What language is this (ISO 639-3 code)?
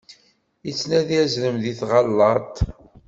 kab